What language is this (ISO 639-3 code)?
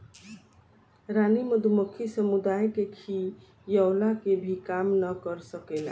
bho